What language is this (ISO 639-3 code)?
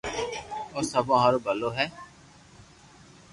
lrk